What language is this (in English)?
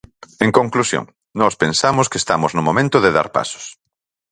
Galician